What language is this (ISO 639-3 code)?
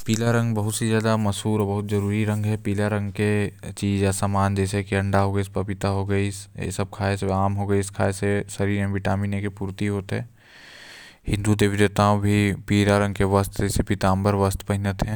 kfp